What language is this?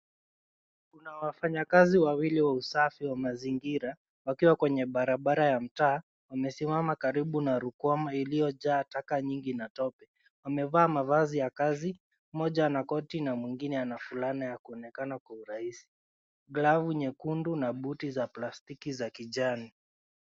Swahili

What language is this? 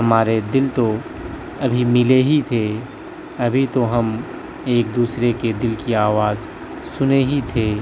Urdu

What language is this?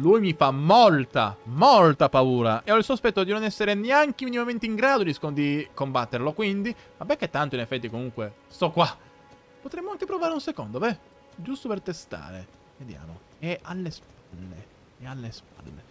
Italian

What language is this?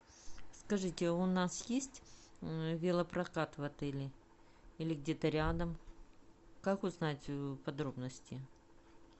Russian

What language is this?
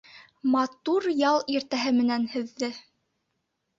Bashkir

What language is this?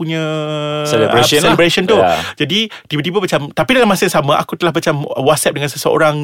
Malay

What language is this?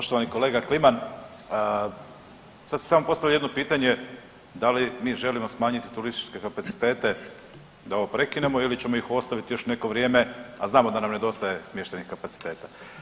Croatian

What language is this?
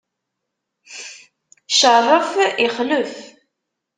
Kabyle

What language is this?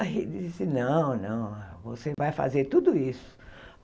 Portuguese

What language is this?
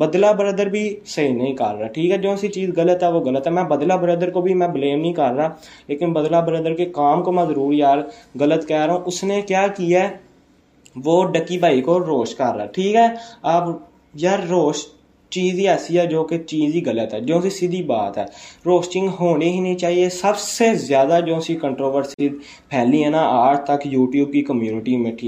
Urdu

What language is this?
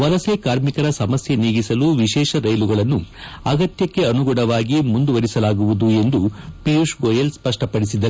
Kannada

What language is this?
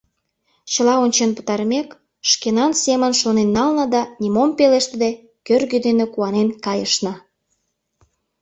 Mari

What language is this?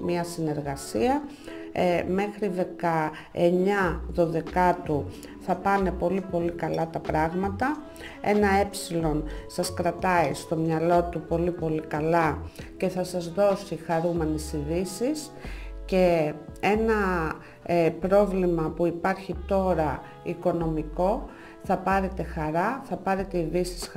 Greek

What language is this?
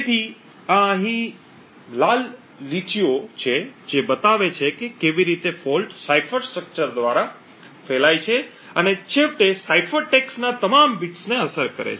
Gujarati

